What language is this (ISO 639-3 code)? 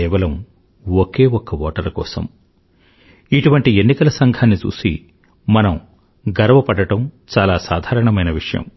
tel